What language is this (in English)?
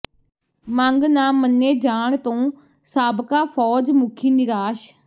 Punjabi